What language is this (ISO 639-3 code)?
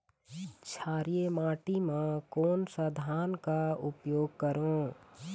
hne